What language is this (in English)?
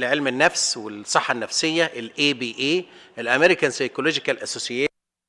Arabic